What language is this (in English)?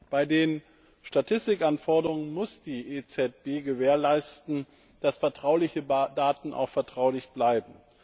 German